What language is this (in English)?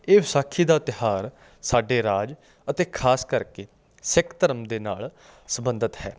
Punjabi